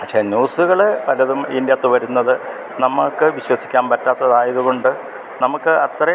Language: Malayalam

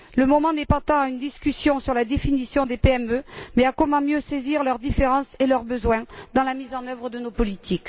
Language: French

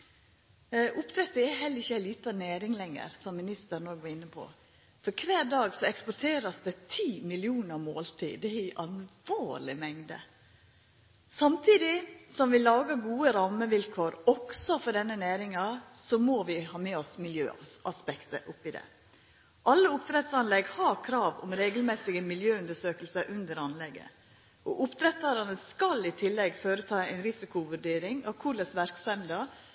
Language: Norwegian Nynorsk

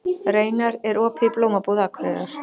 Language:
Icelandic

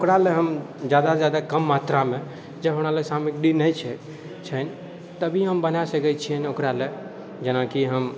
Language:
Maithili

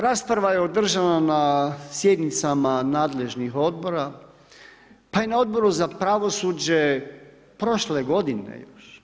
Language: Croatian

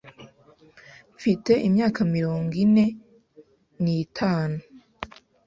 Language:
Kinyarwanda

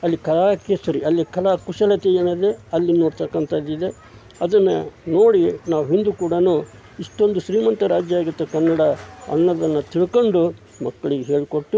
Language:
Kannada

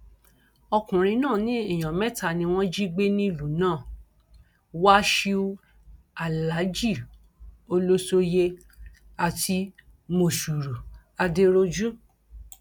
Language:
Yoruba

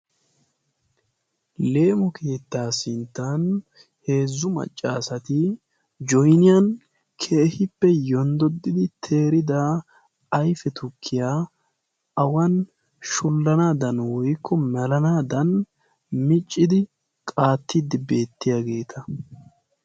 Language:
Wolaytta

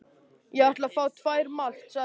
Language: Icelandic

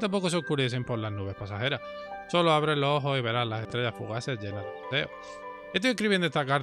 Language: Spanish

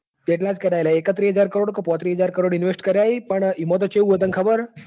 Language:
Gujarati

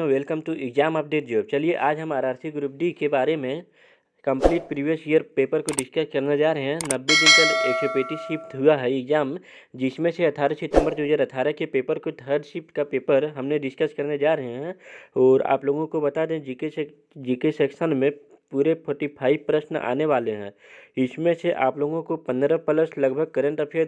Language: Hindi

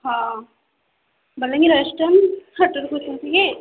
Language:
Odia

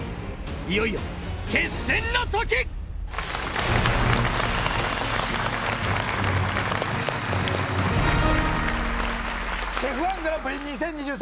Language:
Japanese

